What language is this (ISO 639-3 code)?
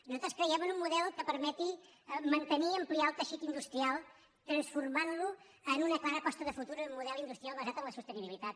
cat